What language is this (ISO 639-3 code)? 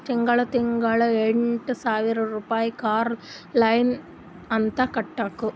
kan